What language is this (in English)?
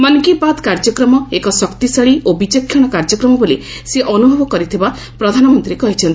Odia